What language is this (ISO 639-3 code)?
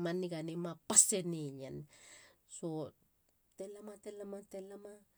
hla